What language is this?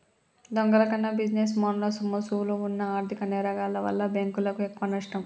Telugu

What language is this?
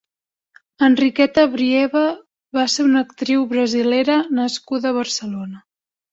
Catalan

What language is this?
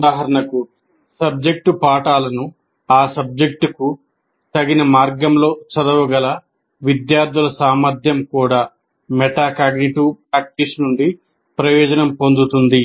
Telugu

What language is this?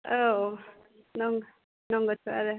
Bodo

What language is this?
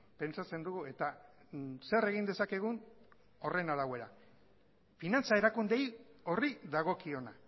Basque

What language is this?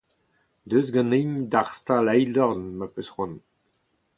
Breton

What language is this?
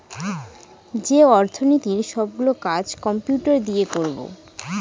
Bangla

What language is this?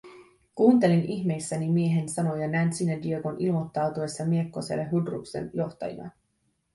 Finnish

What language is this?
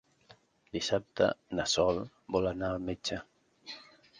Catalan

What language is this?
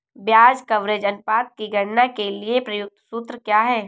Hindi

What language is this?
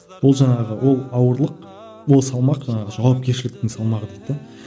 Kazakh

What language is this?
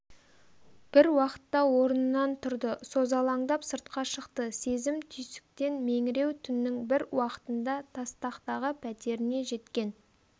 Kazakh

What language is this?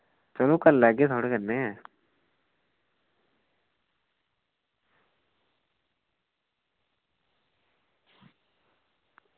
Dogri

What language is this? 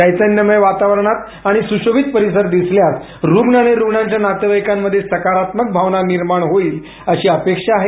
Marathi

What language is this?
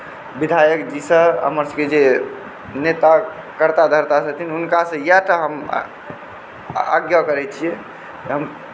Maithili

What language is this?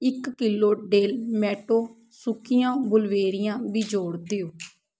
Punjabi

